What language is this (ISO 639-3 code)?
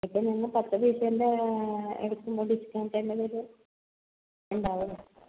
mal